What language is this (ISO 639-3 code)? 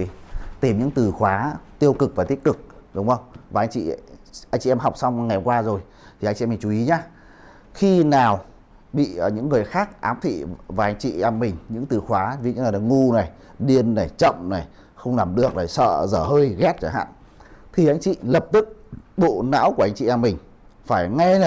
vie